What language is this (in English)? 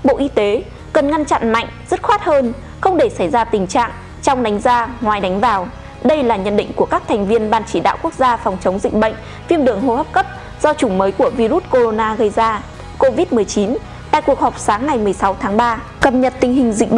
Vietnamese